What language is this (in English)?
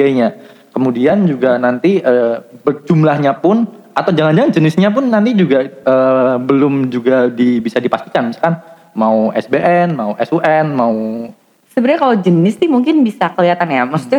Indonesian